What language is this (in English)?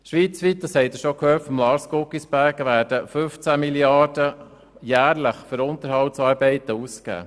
Swiss German